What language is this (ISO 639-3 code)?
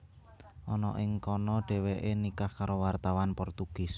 jav